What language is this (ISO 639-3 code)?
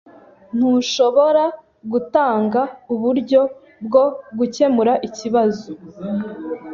kin